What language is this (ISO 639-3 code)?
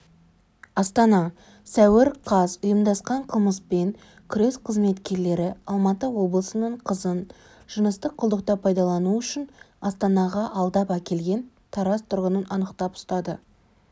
kaz